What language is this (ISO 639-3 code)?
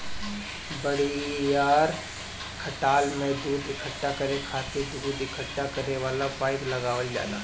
bho